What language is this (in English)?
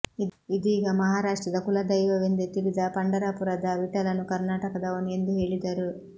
Kannada